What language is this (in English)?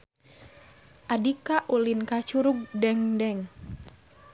Sundanese